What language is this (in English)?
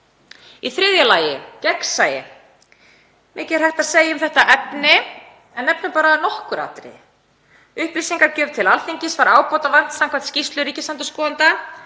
Icelandic